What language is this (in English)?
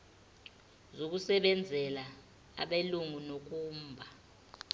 Zulu